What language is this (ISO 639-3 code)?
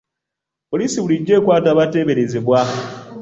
lug